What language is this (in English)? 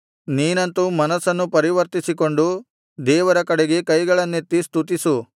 Kannada